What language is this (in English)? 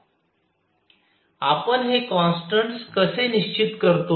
Marathi